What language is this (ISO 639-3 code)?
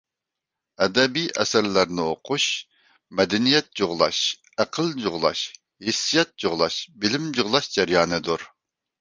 uig